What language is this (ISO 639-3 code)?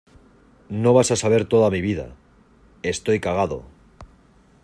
spa